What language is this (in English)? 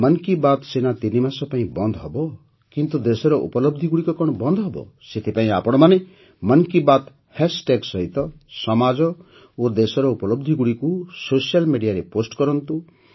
Odia